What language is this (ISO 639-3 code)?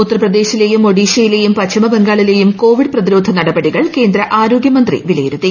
mal